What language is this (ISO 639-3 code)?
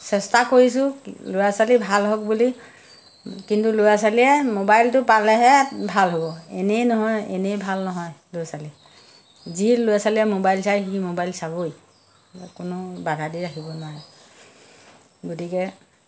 asm